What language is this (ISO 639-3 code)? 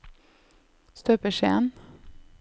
nor